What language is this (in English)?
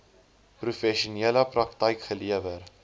Afrikaans